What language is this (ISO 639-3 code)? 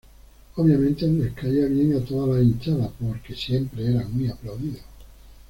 spa